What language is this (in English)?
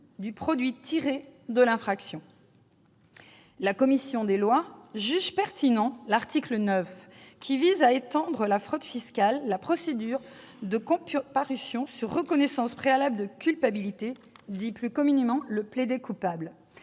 French